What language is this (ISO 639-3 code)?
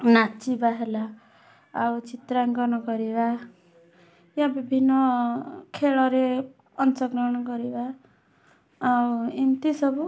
ori